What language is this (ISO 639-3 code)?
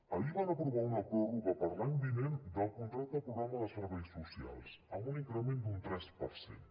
cat